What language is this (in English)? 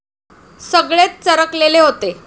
Marathi